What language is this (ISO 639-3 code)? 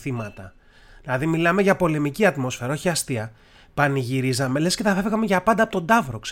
ell